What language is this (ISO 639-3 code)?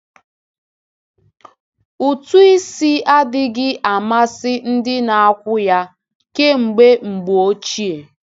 ibo